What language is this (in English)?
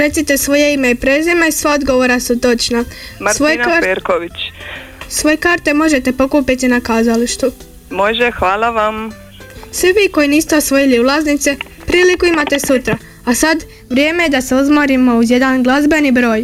Croatian